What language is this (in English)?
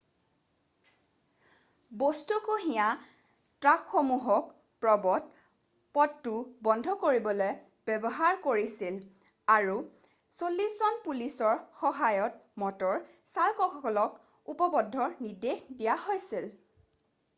Assamese